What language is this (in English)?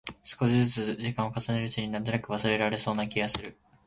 Japanese